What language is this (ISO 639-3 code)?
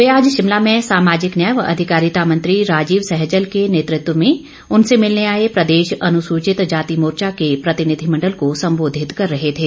hin